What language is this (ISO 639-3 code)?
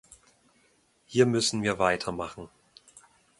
deu